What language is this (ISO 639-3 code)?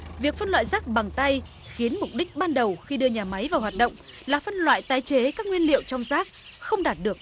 vie